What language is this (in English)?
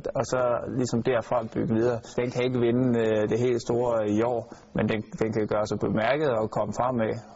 Danish